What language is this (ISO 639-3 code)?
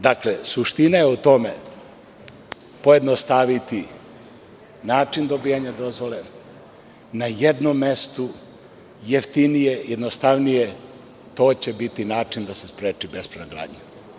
srp